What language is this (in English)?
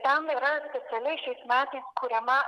Lithuanian